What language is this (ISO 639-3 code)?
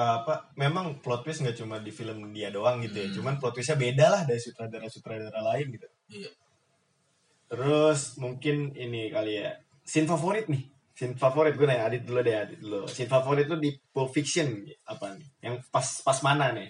ind